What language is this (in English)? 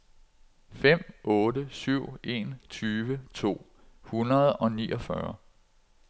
Danish